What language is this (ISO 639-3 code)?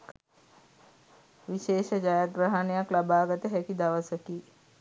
sin